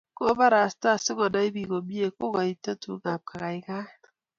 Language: Kalenjin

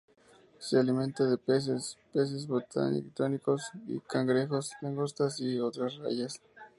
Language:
Spanish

